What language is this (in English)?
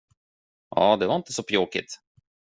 Swedish